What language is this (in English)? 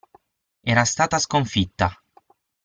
Italian